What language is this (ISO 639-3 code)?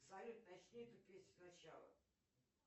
rus